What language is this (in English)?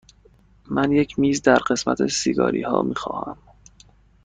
Persian